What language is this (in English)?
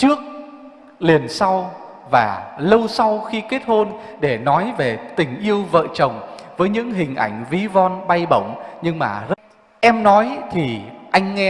Vietnamese